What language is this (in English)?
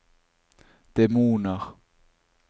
Norwegian